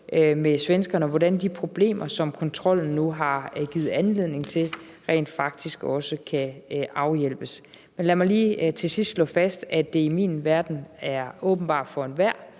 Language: Danish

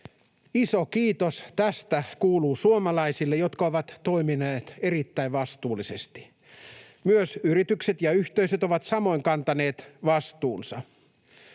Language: Finnish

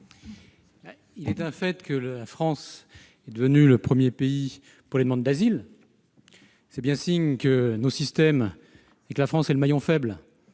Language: French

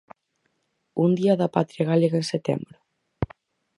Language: Galician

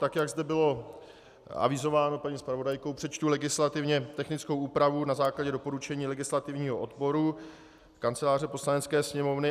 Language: Czech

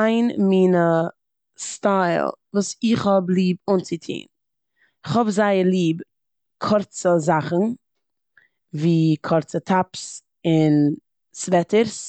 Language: Yiddish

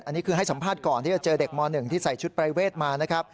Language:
Thai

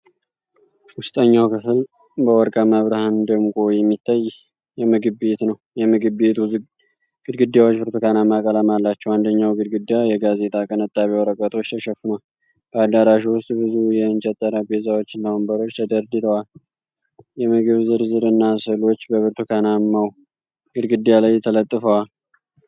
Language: Amharic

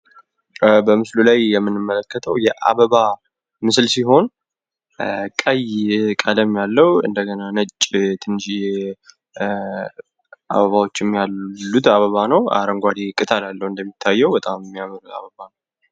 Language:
Amharic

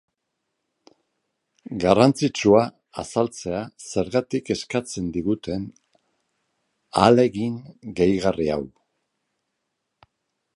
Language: Basque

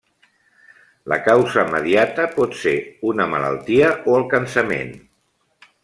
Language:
Catalan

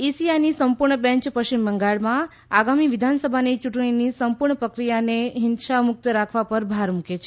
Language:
Gujarati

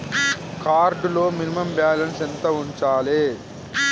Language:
Telugu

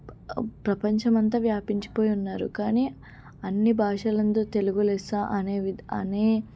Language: Telugu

